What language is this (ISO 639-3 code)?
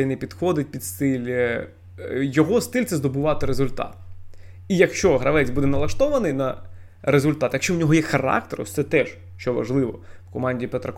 ukr